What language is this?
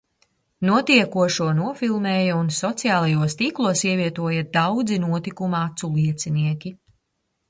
Latvian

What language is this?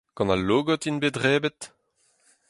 Breton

